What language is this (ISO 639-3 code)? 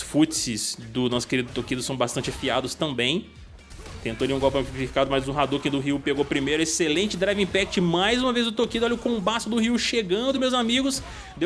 por